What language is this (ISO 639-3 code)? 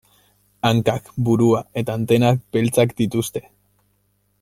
eus